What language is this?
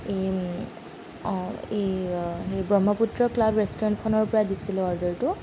Assamese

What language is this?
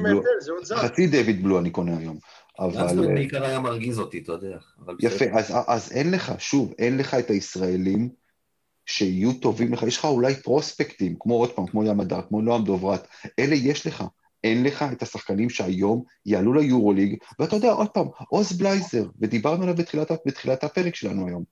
Hebrew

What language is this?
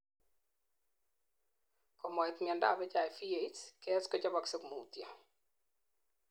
Kalenjin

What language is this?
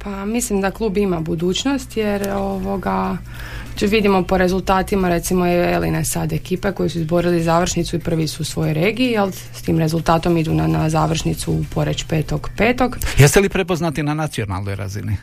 Croatian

